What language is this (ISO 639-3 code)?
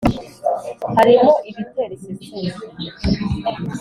kin